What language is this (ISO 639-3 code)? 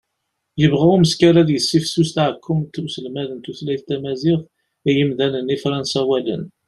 kab